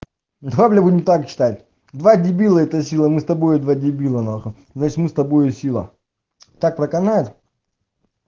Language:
Russian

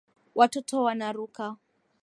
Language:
Swahili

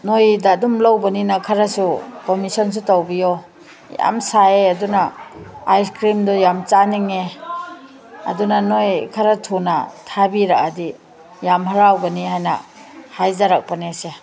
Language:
Manipuri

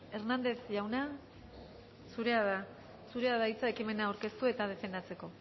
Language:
Basque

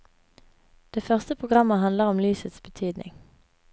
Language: Norwegian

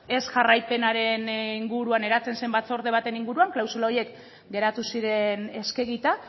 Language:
Basque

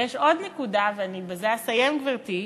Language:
Hebrew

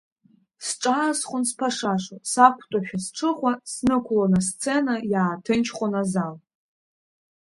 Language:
Abkhazian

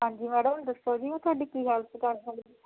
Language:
Punjabi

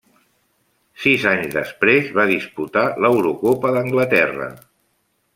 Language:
Catalan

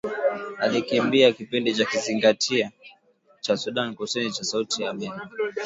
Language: Swahili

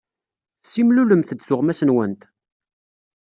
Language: Kabyle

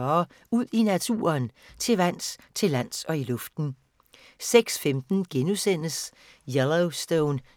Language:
Danish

